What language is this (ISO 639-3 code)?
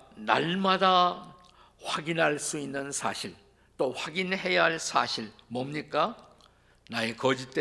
kor